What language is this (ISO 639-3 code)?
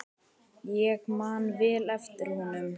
isl